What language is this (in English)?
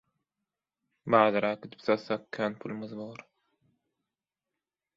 Turkmen